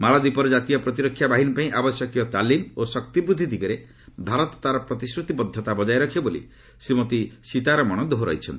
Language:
Odia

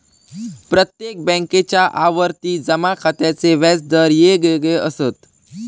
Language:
Marathi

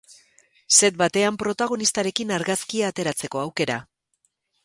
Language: Basque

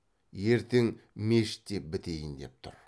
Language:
Kazakh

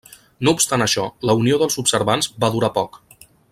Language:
Catalan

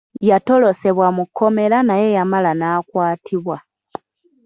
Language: Ganda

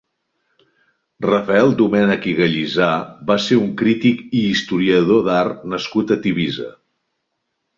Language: Catalan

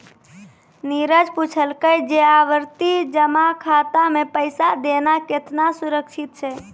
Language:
Maithili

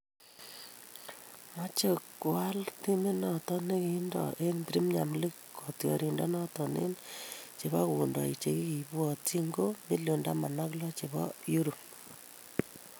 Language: Kalenjin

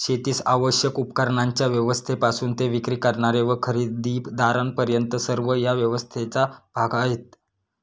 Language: Marathi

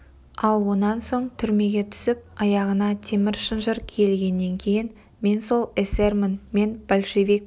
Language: Kazakh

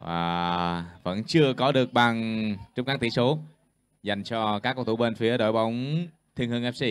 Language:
Vietnamese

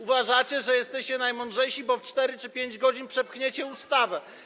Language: Polish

